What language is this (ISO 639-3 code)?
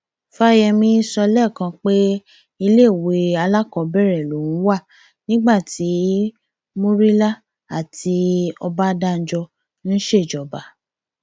yor